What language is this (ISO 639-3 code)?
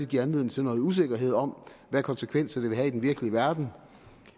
dan